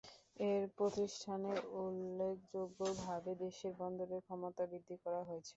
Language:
Bangla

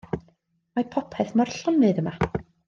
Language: Welsh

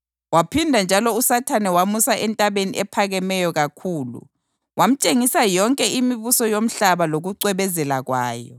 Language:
North Ndebele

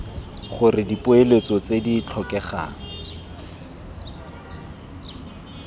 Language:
Tswana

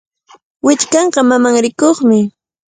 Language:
Cajatambo North Lima Quechua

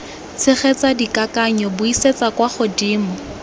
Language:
Tswana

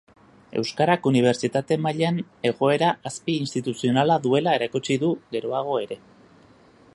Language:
Basque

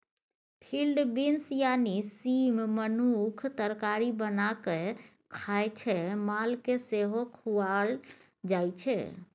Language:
Maithili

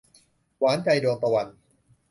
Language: Thai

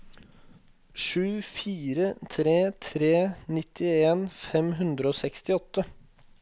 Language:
Norwegian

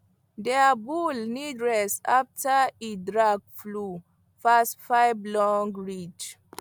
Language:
Nigerian Pidgin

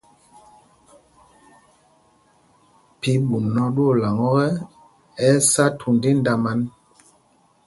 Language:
Mpumpong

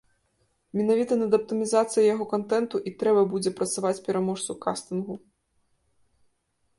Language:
Belarusian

